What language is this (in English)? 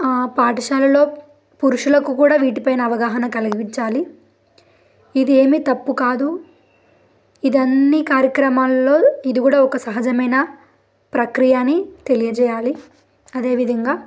Telugu